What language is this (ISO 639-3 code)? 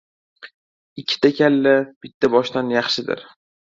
uzb